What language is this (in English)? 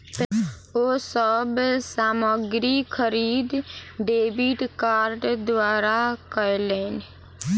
Maithili